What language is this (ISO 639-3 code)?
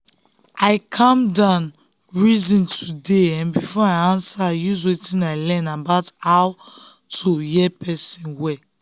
pcm